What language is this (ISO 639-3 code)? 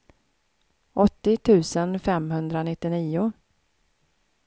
swe